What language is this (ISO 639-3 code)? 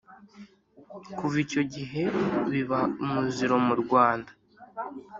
kin